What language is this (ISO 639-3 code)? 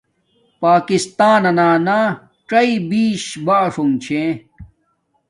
dmk